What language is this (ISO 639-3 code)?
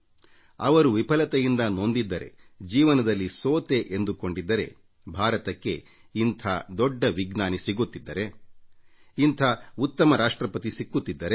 kan